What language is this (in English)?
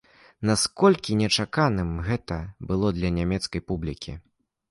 Belarusian